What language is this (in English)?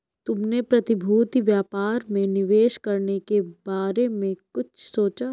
Hindi